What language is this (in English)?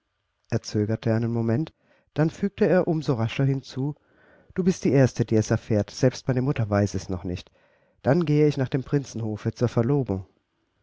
German